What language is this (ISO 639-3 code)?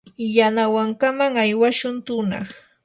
qur